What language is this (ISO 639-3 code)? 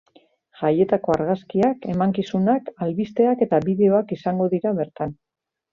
eus